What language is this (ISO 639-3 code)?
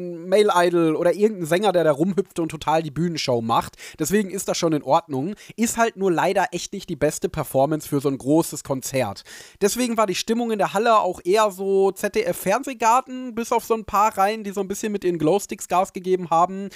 deu